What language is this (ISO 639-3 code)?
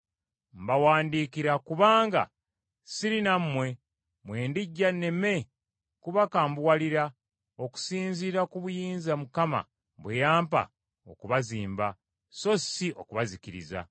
lug